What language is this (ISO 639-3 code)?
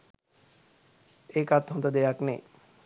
sin